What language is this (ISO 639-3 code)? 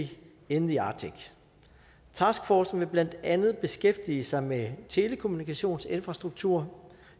dan